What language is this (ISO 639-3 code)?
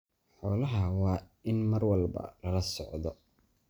som